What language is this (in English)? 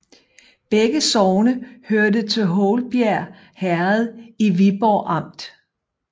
Danish